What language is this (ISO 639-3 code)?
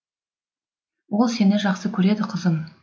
kaz